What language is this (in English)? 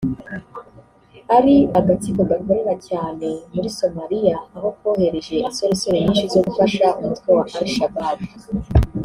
Kinyarwanda